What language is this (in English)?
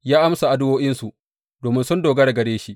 Hausa